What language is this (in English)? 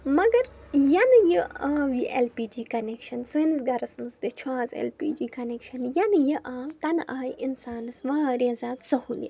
Kashmiri